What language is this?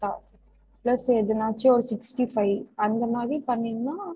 Tamil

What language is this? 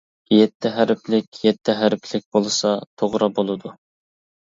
Uyghur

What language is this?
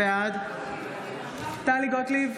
Hebrew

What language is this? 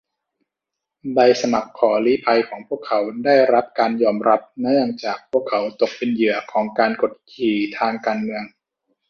Thai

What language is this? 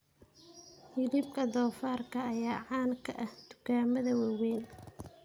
Somali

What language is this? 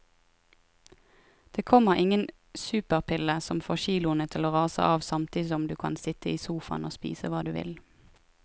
Norwegian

